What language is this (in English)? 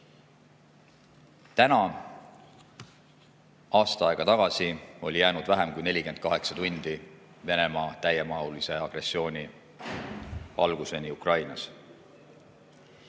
Estonian